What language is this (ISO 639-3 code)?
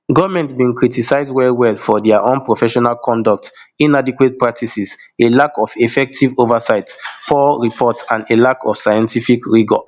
pcm